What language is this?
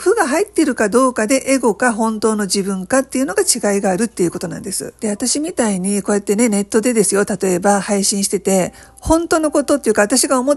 Japanese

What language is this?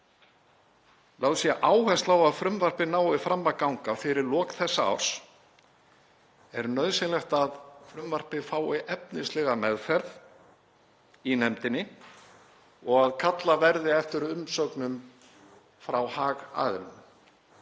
Icelandic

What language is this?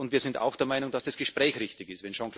German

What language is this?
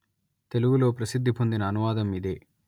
Telugu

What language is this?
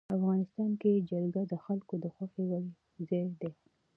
Pashto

